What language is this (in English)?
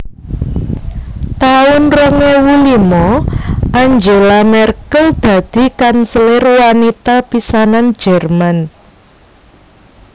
Javanese